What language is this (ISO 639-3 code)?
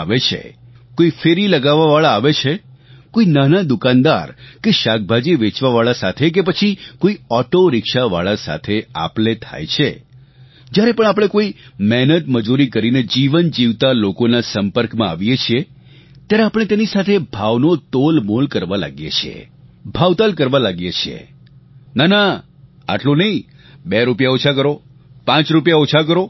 guj